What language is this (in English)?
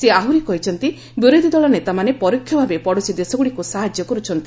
Odia